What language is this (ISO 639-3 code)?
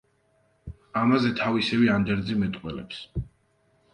kat